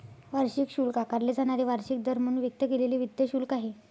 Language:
Marathi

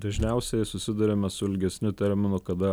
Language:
Lithuanian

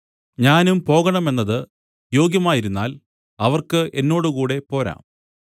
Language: Malayalam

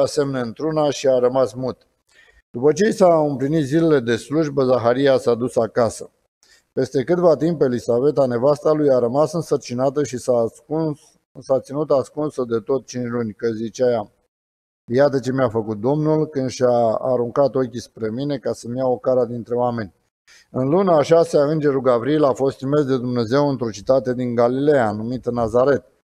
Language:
Romanian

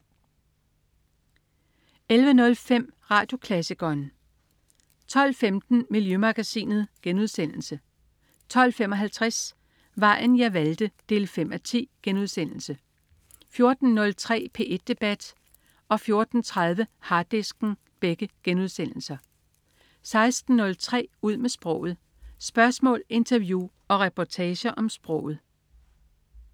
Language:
Danish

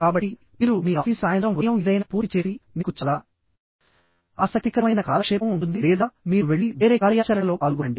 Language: Telugu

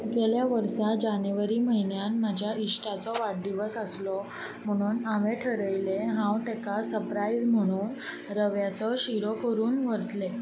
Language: Konkani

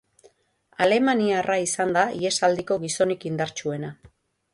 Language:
Basque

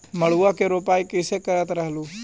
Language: Magahi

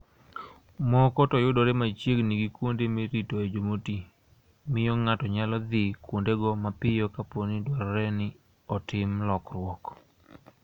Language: Luo (Kenya and Tanzania)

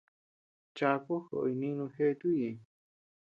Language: Tepeuxila Cuicatec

